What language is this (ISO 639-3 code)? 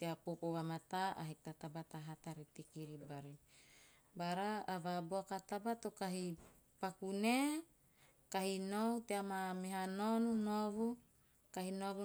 tio